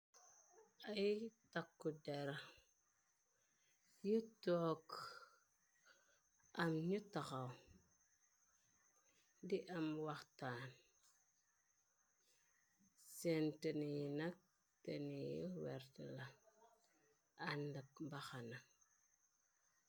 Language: Wolof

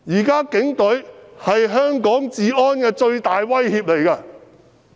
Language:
Cantonese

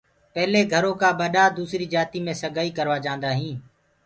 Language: Gurgula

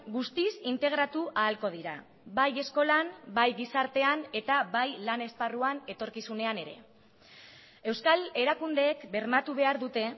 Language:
Basque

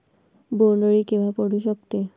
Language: Marathi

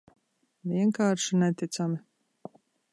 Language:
Latvian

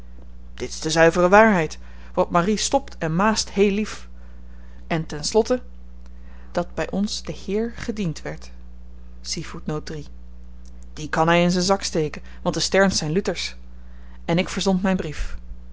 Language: Dutch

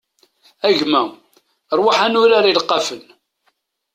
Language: Kabyle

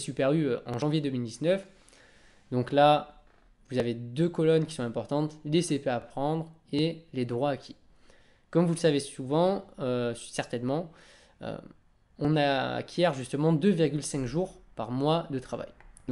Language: French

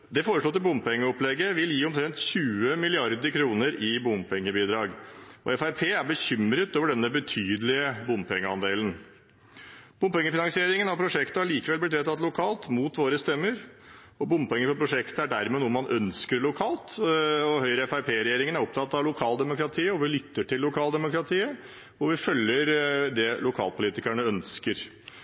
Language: Norwegian Bokmål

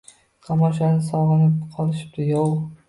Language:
Uzbek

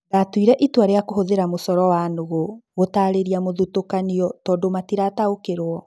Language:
Kikuyu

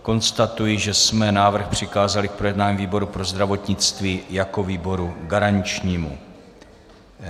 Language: Czech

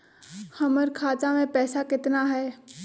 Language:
Magahi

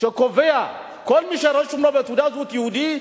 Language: Hebrew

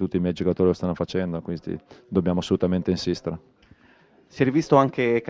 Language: Italian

